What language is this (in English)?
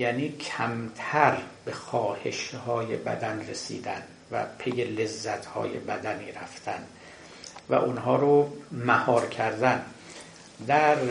Persian